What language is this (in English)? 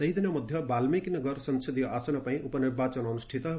Odia